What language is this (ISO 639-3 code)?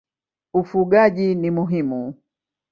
swa